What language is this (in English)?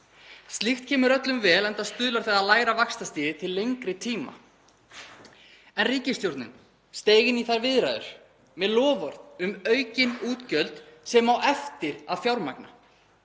Icelandic